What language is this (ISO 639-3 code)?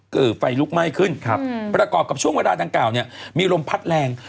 tha